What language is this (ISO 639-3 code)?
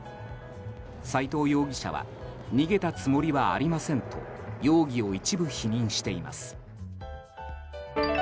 jpn